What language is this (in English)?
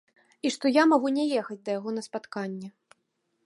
Belarusian